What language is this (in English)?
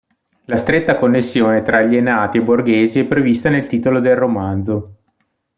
Italian